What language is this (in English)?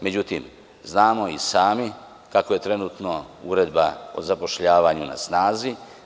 Serbian